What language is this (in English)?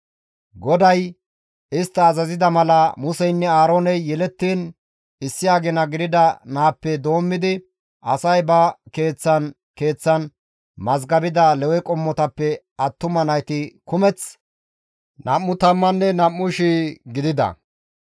Gamo